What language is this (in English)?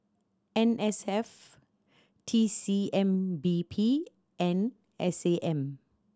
English